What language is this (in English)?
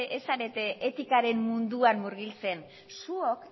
Basque